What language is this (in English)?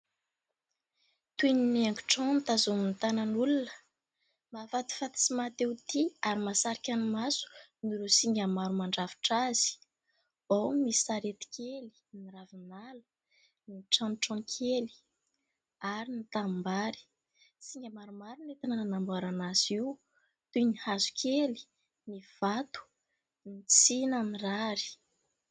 Malagasy